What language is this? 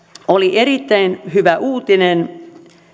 Finnish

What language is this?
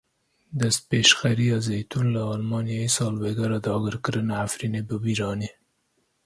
Kurdish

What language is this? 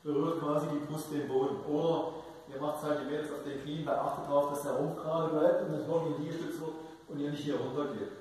German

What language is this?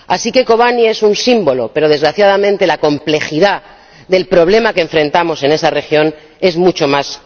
Spanish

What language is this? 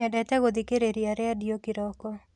Kikuyu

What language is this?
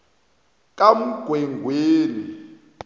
South Ndebele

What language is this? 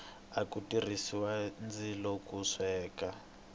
Tsonga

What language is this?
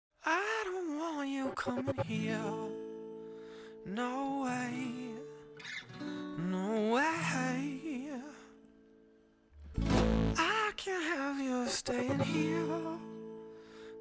English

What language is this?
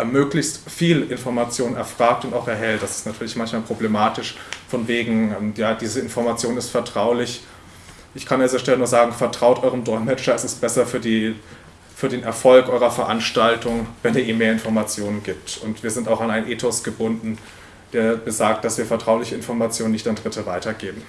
German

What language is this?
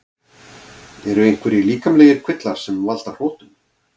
Icelandic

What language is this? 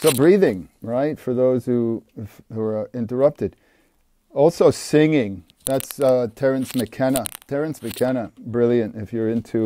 English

